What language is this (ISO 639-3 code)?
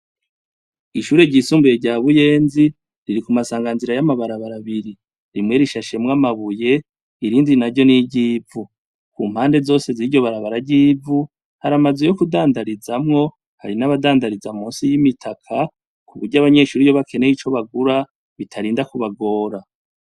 run